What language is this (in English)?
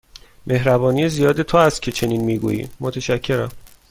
Persian